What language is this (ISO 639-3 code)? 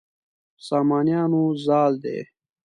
pus